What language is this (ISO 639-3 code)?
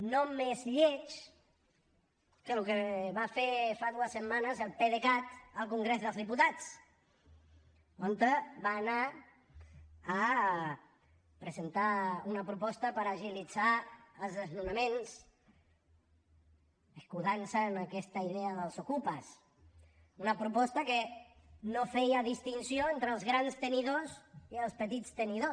cat